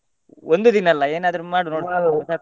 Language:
Kannada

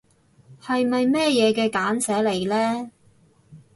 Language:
Cantonese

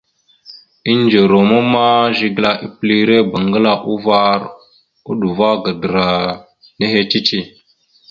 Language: Mada (Cameroon)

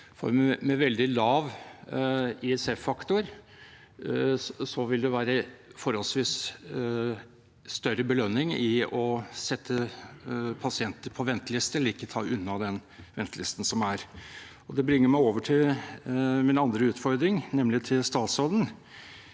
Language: Norwegian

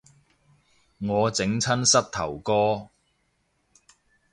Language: Cantonese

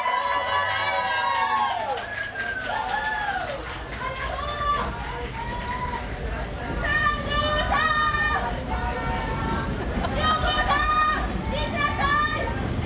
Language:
Japanese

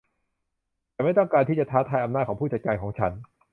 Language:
Thai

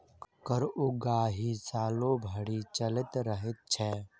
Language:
Maithili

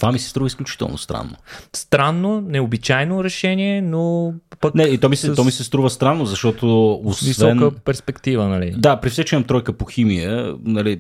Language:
Bulgarian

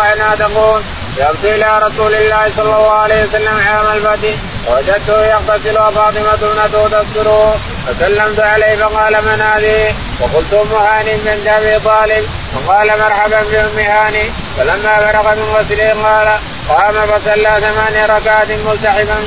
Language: Arabic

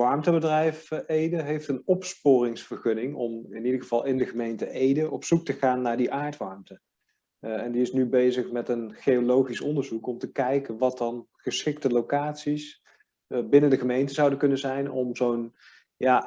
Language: Dutch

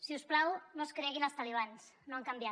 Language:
Catalan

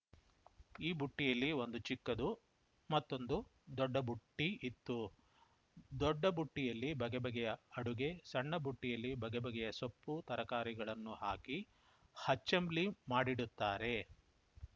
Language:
Kannada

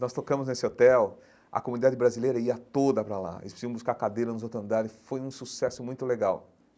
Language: Portuguese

